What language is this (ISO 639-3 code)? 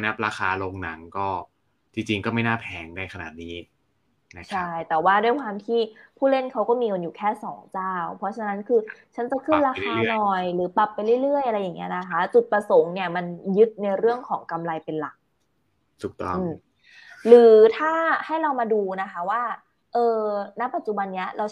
tha